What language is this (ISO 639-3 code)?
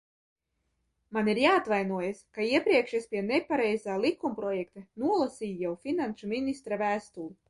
lav